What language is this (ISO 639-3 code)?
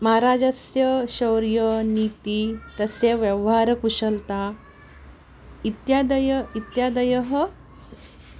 san